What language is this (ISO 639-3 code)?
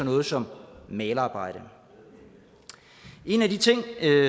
dan